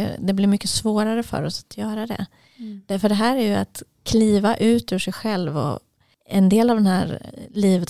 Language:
Swedish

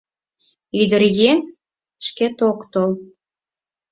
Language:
Mari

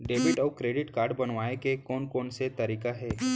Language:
Chhattisgarhi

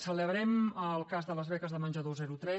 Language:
Catalan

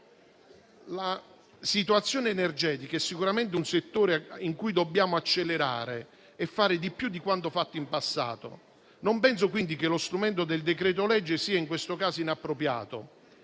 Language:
Italian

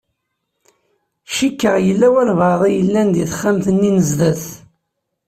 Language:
Kabyle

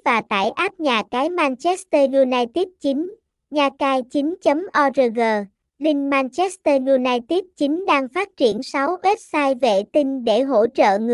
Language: Vietnamese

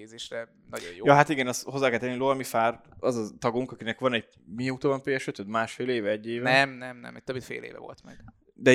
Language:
Hungarian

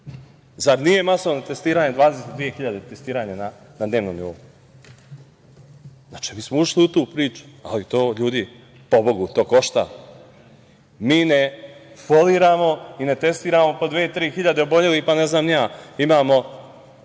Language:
Serbian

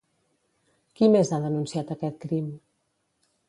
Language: Catalan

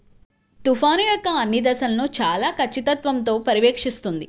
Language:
Telugu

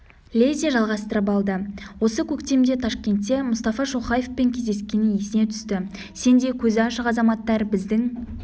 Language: Kazakh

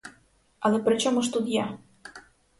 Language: Ukrainian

